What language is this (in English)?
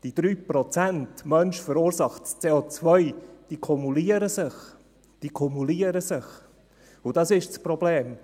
Swiss German